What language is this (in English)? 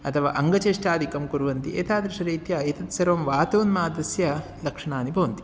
Sanskrit